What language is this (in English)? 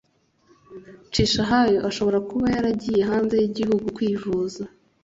Kinyarwanda